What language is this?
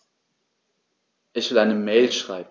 German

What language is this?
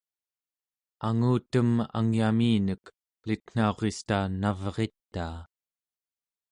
Central Yupik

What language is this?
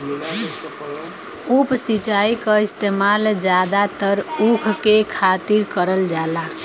Bhojpuri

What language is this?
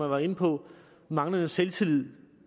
Danish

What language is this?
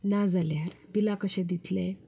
Konkani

